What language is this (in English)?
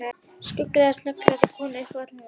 Icelandic